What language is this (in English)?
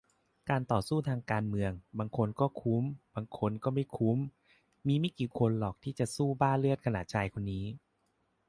Thai